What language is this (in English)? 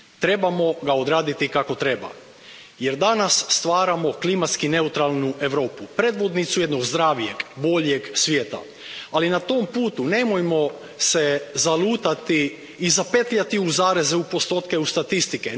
Croatian